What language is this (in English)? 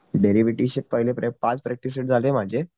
Marathi